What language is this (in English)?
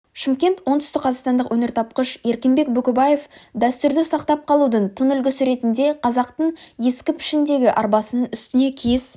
Kazakh